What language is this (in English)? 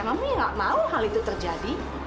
Indonesian